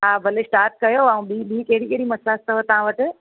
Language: Sindhi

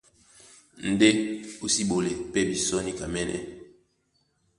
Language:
Duala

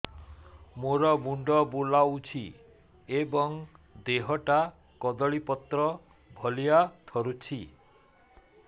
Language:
Odia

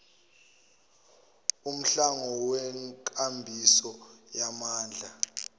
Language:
Zulu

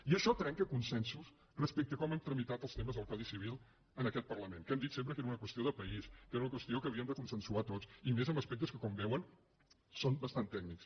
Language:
Catalan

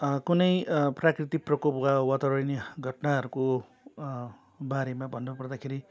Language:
Nepali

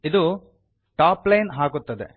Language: Kannada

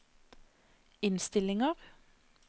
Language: Norwegian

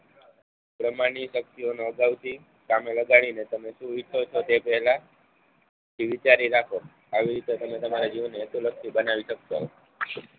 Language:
Gujarati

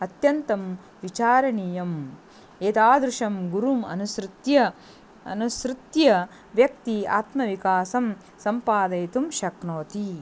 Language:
Sanskrit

